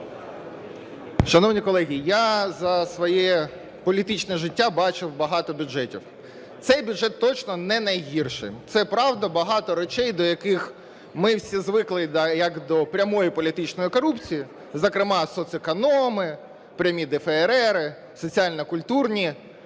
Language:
Ukrainian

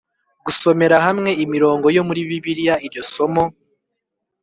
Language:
Kinyarwanda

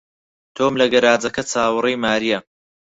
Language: Central Kurdish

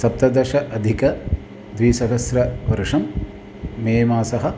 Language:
Sanskrit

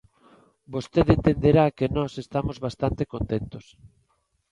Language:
Galician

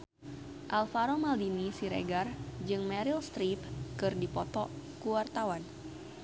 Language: Sundanese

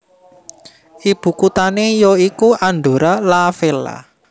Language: Javanese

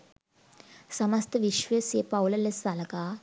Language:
Sinhala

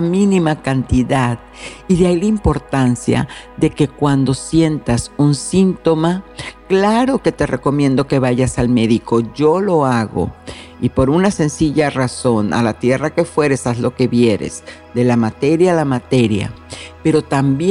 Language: Spanish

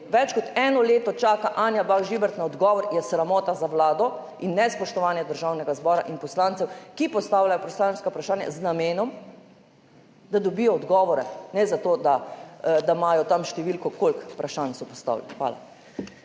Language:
Slovenian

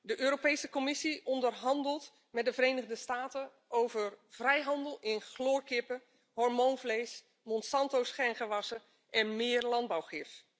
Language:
Dutch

